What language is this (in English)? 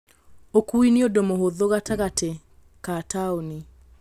Kikuyu